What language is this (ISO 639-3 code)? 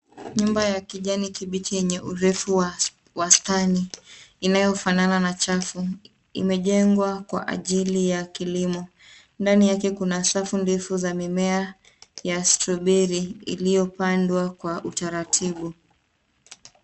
swa